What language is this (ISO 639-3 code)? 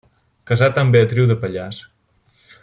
cat